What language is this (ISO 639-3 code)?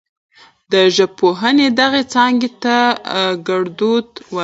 pus